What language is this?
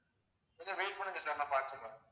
Tamil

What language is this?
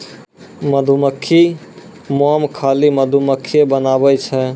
Maithili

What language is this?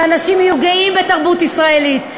Hebrew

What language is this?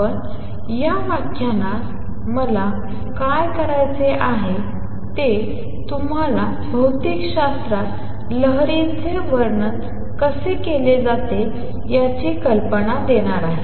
Marathi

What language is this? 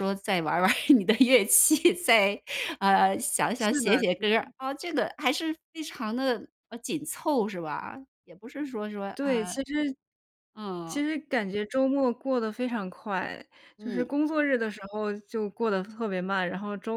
Chinese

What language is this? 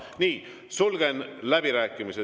Estonian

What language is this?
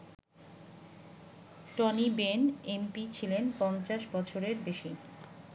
Bangla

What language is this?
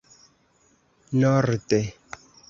Esperanto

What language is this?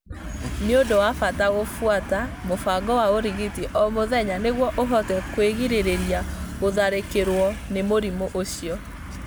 Kikuyu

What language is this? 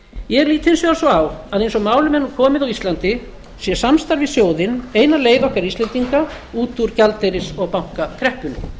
Icelandic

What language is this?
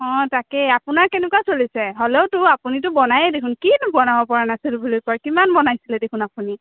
Assamese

